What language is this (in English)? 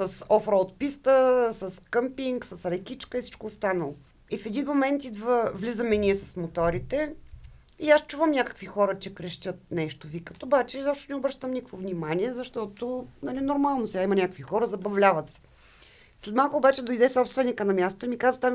Bulgarian